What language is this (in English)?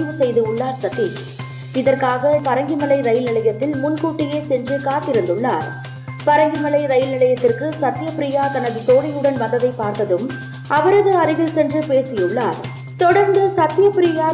Tamil